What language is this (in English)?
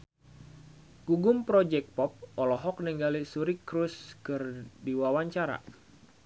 Sundanese